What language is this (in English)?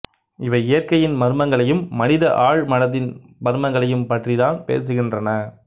Tamil